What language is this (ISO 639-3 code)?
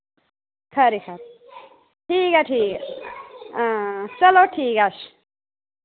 doi